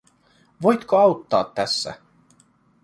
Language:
Finnish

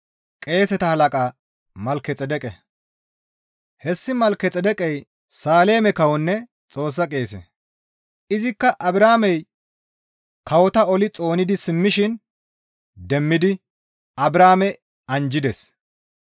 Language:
Gamo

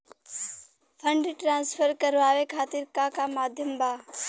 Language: Bhojpuri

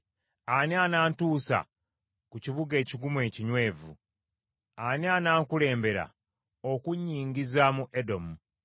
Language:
Ganda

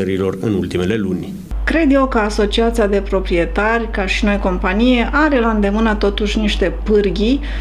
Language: Romanian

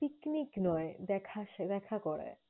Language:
Bangla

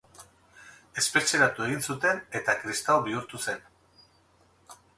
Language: Basque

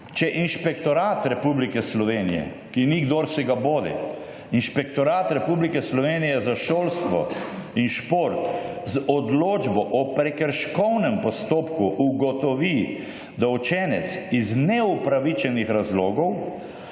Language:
Slovenian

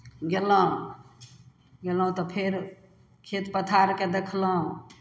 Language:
Maithili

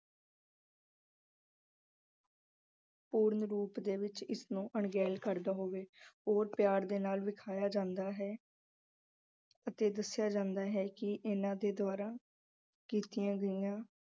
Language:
Punjabi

